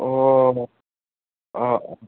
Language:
Assamese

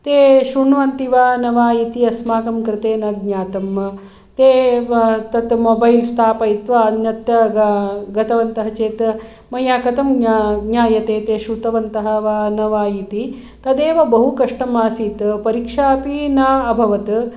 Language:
Sanskrit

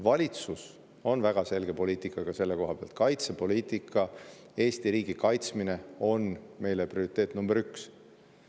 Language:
Estonian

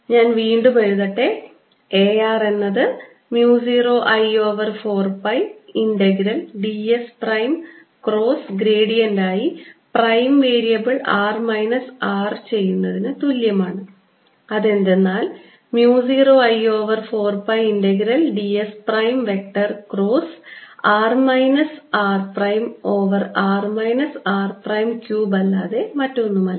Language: Malayalam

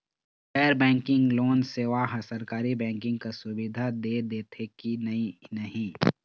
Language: Chhattisgarhi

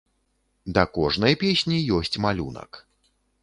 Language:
Belarusian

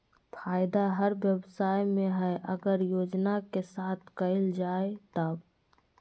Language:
Magahi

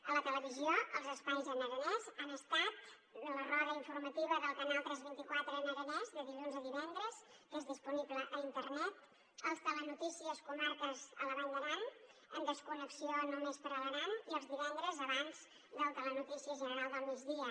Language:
Catalan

